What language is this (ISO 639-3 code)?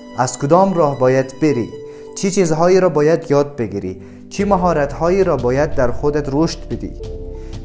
fas